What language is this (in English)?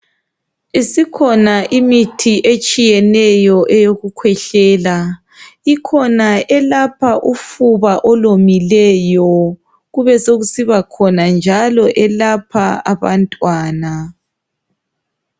North Ndebele